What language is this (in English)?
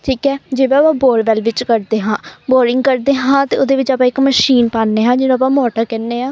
Punjabi